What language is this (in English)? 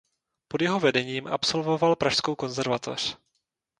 Czech